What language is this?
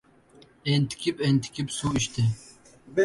Uzbek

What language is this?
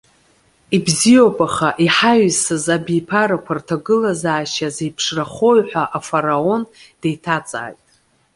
Abkhazian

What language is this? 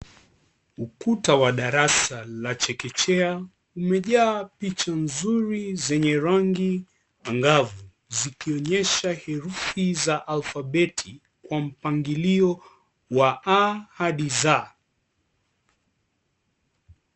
Swahili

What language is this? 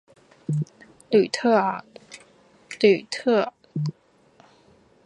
Chinese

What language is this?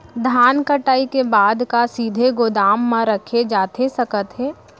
Chhattisgarhi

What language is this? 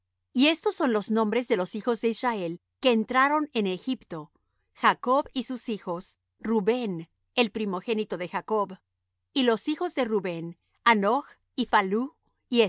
Spanish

